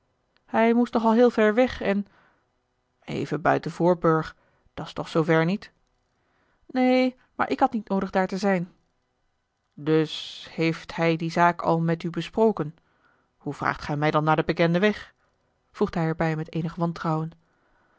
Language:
Dutch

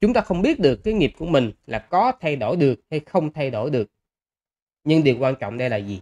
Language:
Vietnamese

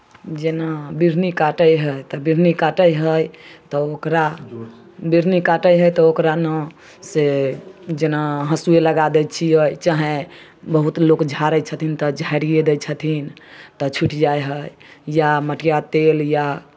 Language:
Maithili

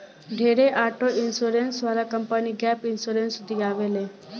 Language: Bhojpuri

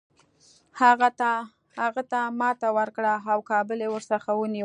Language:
Pashto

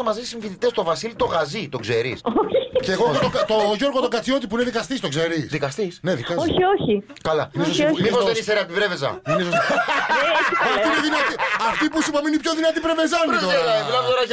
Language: Greek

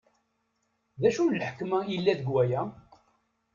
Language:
Kabyle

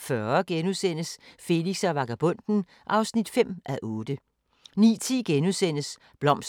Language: Danish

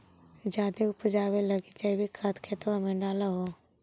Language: Magahi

